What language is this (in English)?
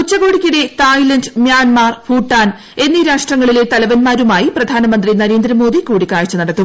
Malayalam